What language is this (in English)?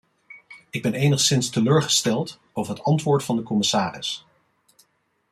Dutch